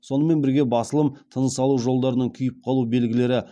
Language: Kazakh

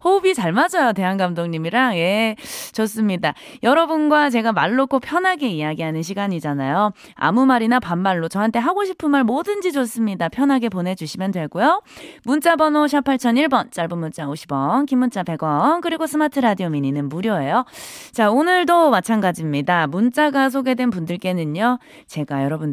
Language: Korean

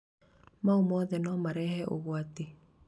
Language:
Kikuyu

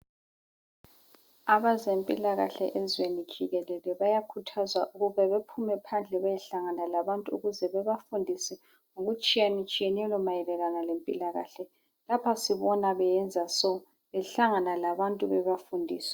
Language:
North Ndebele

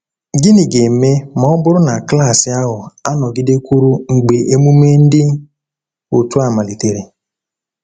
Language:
Igbo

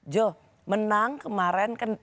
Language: Indonesian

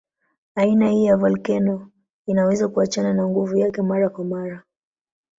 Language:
Swahili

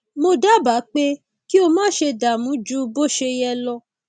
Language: Yoruba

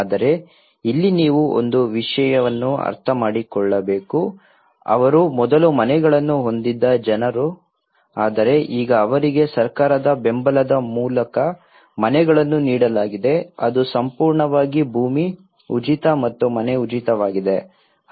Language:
Kannada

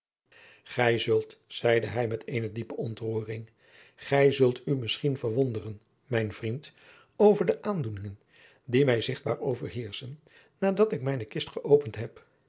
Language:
Dutch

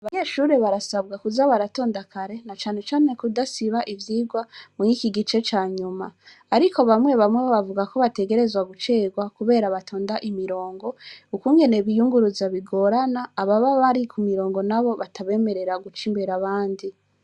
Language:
Rundi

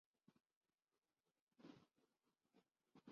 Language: Urdu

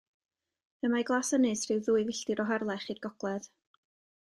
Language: Welsh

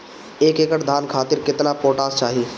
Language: Bhojpuri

